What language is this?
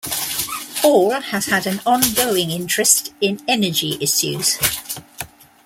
English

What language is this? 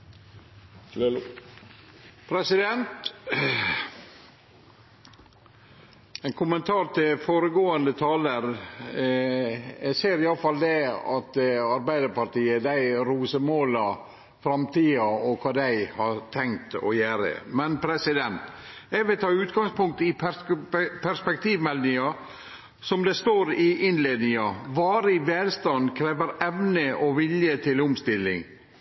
Norwegian Nynorsk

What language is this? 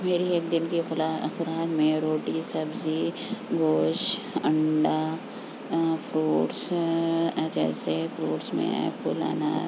Urdu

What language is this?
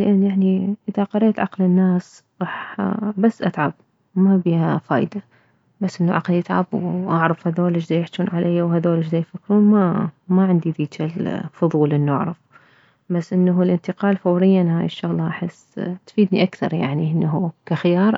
Mesopotamian Arabic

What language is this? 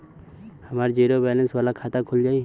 Bhojpuri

